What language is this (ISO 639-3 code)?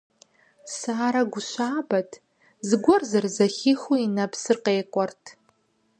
kbd